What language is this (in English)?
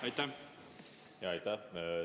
Estonian